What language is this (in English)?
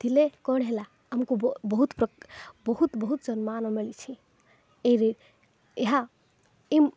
Odia